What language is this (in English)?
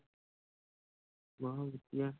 Punjabi